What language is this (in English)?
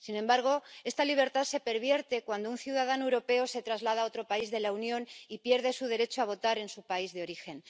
Spanish